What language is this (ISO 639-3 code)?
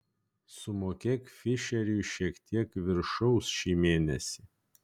lit